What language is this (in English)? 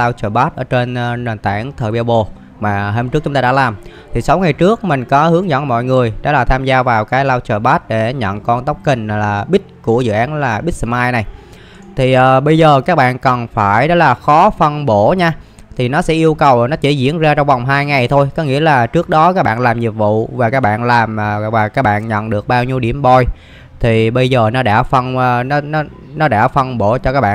Vietnamese